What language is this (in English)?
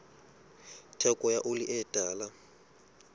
Southern Sotho